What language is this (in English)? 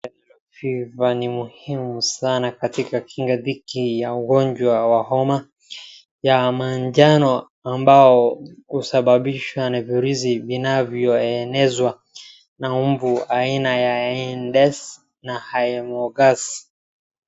Swahili